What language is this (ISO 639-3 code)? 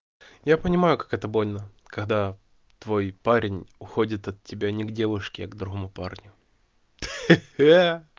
rus